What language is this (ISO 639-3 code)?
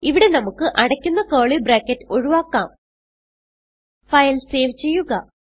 mal